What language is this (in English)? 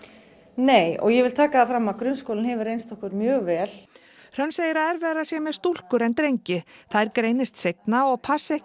Icelandic